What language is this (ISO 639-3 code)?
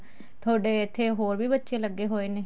pan